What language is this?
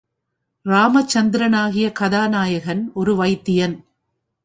Tamil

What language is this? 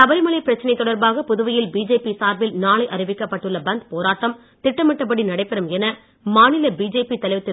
Tamil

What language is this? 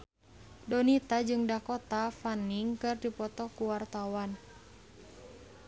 Sundanese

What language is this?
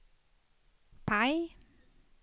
Swedish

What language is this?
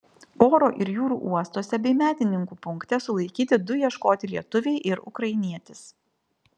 Lithuanian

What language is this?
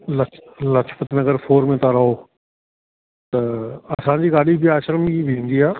Sindhi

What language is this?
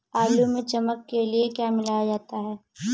Hindi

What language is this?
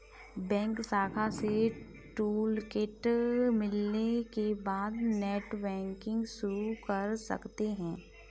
Hindi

